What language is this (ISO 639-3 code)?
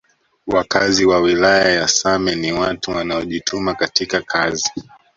swa